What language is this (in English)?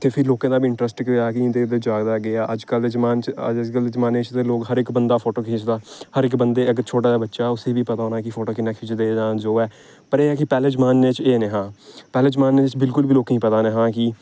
Dogri